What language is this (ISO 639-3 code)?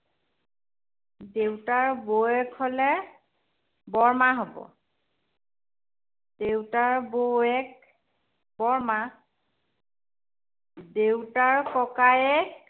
asm